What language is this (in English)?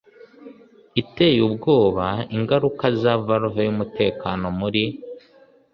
Kinyarwanda